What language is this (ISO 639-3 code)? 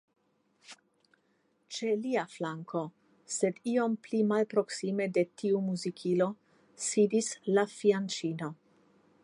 epo